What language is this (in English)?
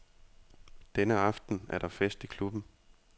Danish